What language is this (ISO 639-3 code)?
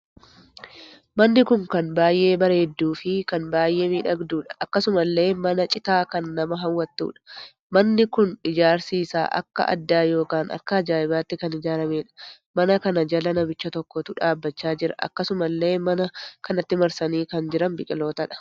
orm